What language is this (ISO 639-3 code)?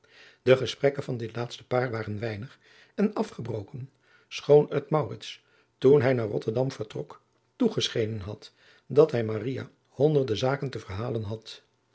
nld